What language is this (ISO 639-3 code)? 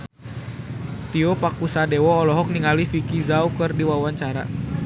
sun